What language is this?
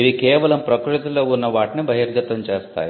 Telugu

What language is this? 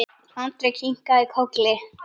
Icelandic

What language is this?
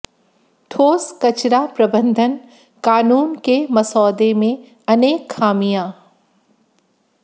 Hindi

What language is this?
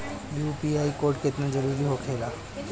Bhojpuri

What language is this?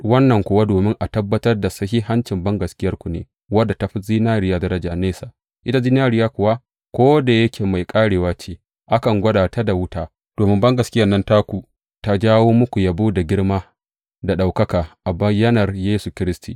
Hausa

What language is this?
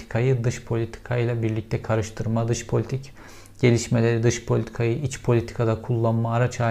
Turkish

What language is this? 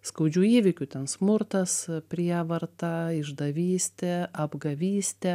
Lithuanian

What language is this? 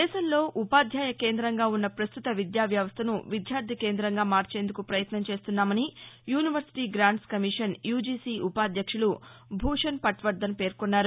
Telugu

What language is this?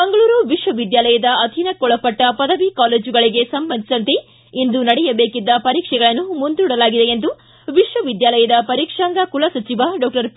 Kannada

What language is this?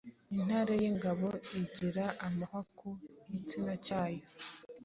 Kinyarwanda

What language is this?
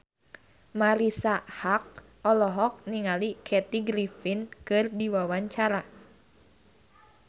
Sundanese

